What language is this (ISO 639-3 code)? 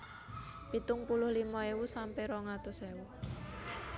jav